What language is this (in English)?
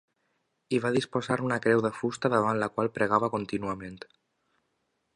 Catalan